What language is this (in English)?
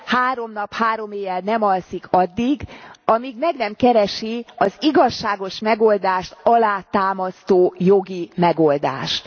Hungarian